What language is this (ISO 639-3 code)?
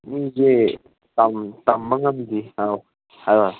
mni